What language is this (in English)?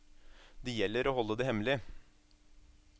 Norwegian